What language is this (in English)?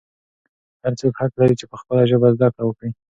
Pashto